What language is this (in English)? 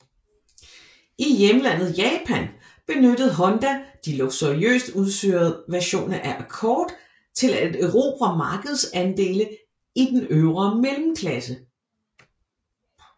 Danish